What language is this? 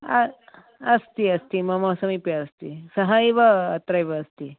Sanskrit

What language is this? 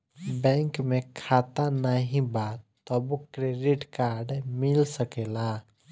Bhojpuri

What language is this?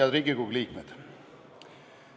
Estonian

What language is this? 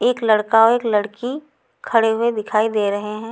Hindi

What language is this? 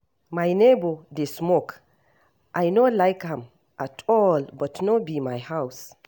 Nigerian Pidgin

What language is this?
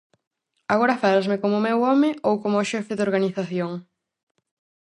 Galician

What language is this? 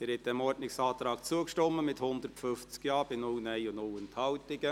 Swiss German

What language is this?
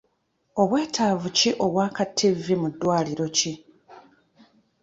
Ganda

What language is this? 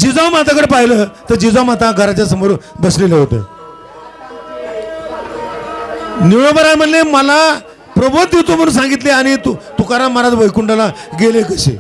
Marathi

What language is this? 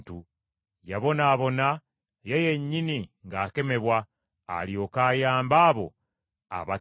Ganda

